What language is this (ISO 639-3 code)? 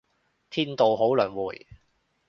yue